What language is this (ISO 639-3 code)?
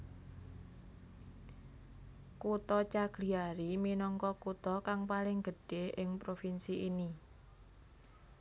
jav